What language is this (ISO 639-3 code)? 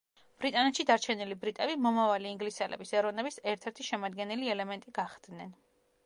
kat